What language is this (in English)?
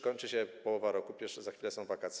Polish